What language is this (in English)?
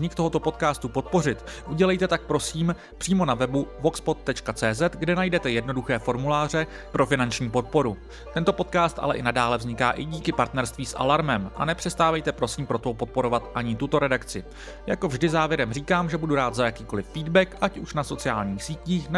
Czech